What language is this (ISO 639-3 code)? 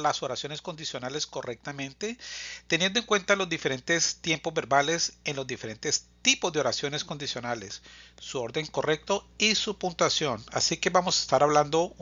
spa